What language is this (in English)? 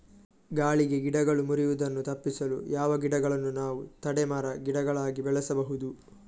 Kannada